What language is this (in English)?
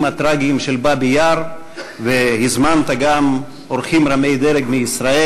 Hebrew